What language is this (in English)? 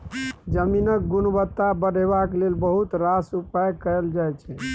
Maithili